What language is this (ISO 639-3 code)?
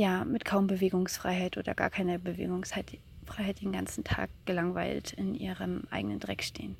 deu